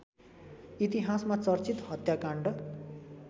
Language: Nepali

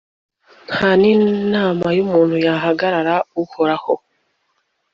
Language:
Kinyarwanda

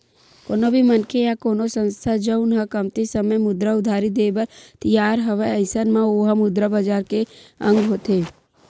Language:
Chhattisgarhi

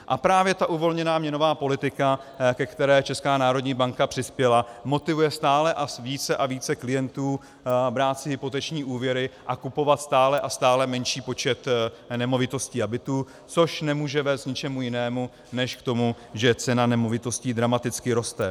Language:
Czech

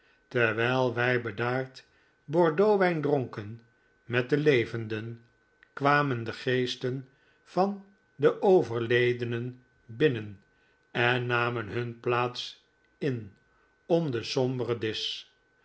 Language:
Dutch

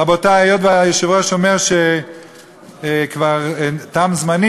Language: Hebrew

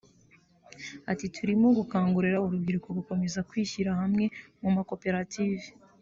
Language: Kinyarwanda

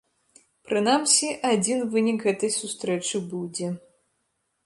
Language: Belarusian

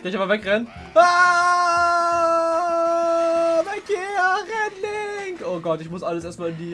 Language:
German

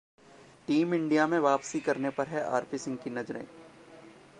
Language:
Hindi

